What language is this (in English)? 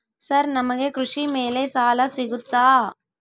Kannada